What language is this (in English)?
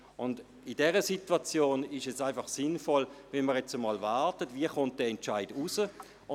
Swiss German